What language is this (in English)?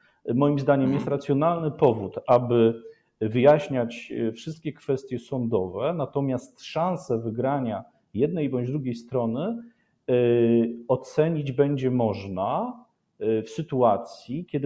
Polish